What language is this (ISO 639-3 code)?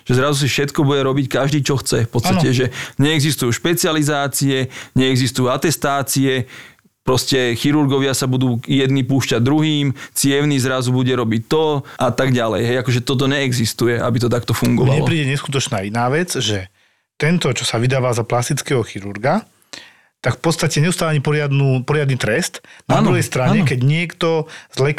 slk